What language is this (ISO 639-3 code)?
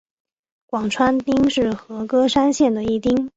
zho